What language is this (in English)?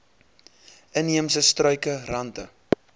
Afrikaans